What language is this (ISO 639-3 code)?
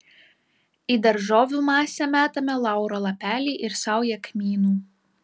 lit